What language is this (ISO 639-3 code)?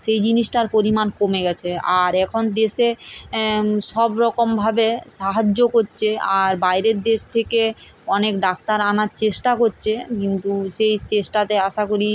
ben